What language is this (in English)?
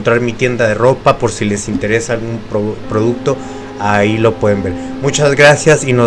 Spanish